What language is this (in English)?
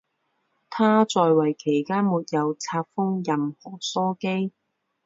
Chinese